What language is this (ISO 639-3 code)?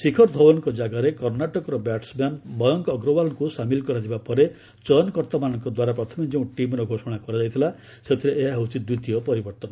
ori